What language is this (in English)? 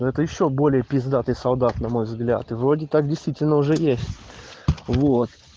Russian